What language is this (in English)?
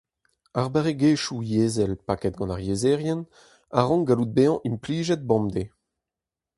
Breton